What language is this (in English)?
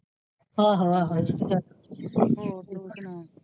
Punjabi